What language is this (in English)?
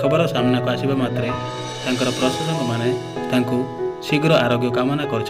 Hindi